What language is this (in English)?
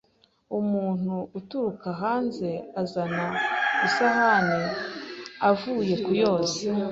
Kinyarwanda